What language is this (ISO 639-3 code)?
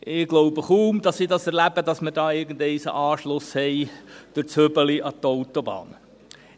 gsw